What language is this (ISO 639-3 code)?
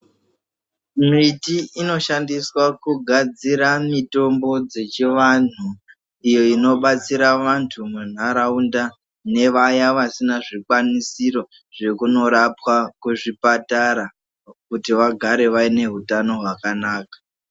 ndc